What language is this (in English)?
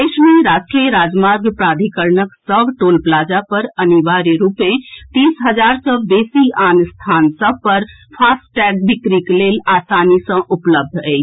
Maithili